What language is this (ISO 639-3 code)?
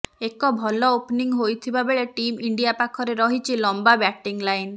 ori